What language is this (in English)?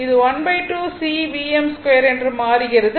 Tamil